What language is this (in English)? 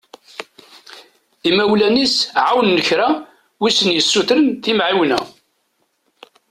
Kabyle